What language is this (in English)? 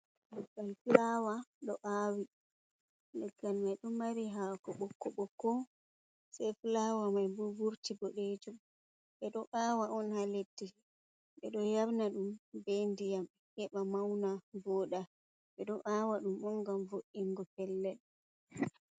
Fula